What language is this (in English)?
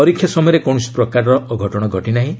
Odia